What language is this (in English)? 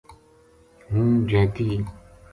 Gujari